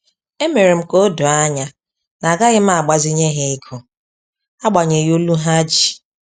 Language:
Igbo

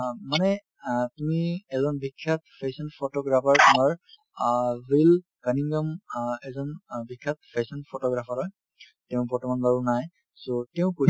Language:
Assamese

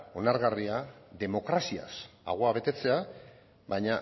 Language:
Basque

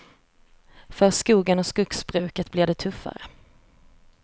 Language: Swedish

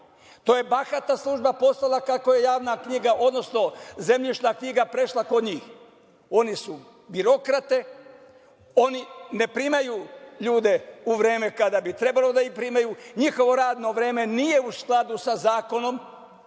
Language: Serbian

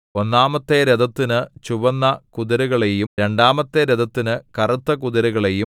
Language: Malayalam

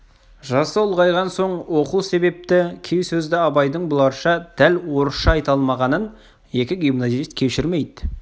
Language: Kazakh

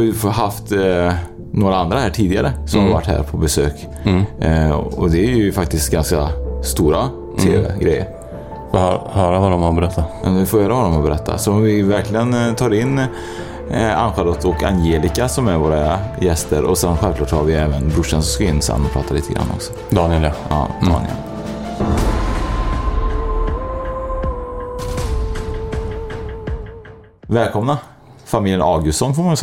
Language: Swedish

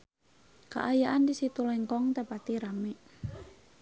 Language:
Sundanese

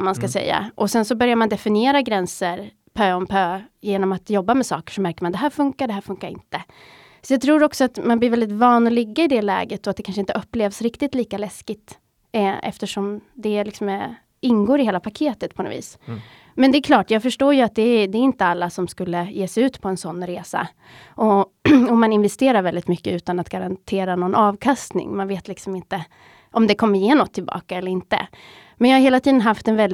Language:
Swedish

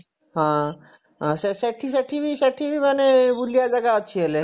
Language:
Odia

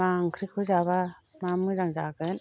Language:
Bodo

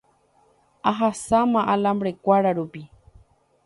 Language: Guarani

